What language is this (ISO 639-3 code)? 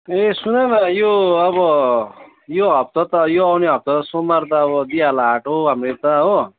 nep